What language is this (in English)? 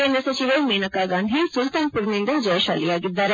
Kannada